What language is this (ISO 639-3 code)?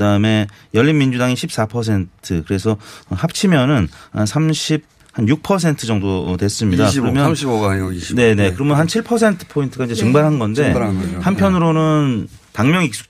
kor